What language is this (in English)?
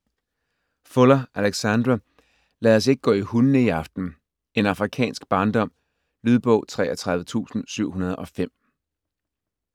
Danish